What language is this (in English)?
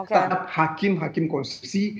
Indonesian